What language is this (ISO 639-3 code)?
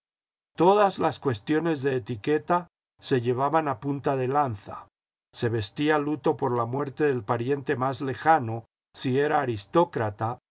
spa